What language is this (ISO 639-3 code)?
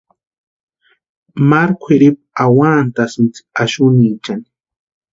pua